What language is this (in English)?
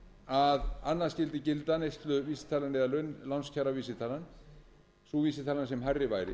Icelandic